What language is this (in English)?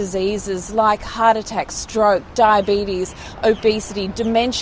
Indonesian